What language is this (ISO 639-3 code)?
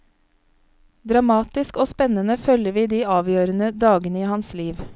nor